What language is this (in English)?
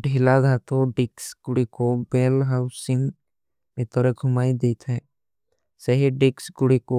Kui (India)